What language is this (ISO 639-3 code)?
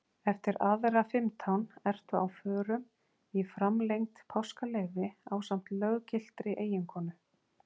isl